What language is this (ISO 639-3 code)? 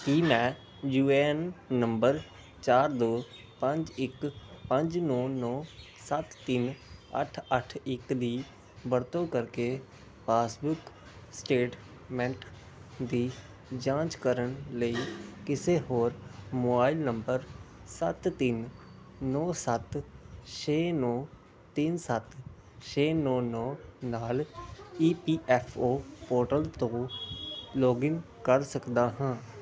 pan